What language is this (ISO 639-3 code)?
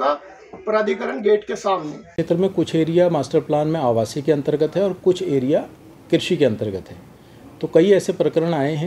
hin